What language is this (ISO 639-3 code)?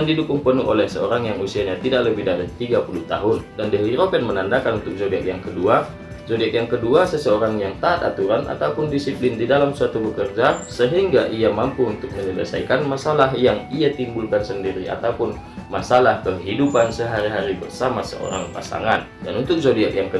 ind